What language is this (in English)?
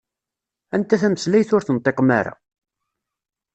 Kabyle